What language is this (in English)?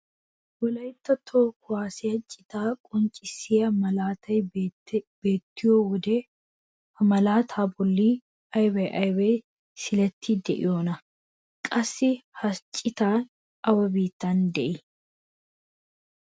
Wolaytta